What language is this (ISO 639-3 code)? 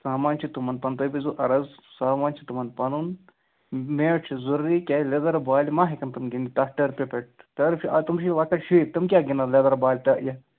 kas